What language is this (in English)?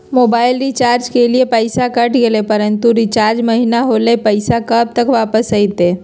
Magahi